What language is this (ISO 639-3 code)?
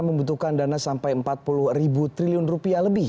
ind